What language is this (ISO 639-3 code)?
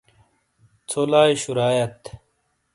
scl